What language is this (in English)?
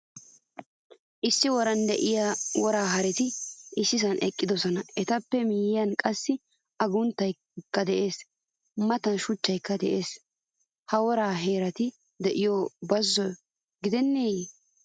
Wolaytta